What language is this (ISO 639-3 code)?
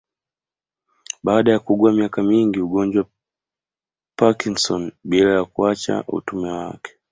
swa